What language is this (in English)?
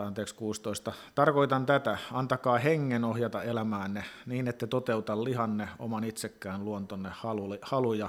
Finnish